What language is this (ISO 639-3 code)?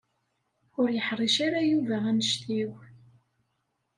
kab